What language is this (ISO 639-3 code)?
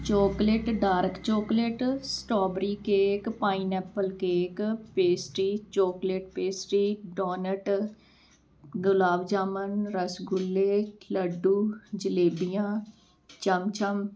pan